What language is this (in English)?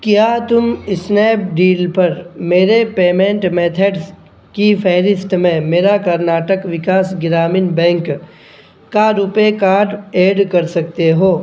Urdu